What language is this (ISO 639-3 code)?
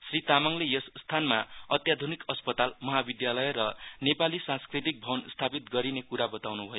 nep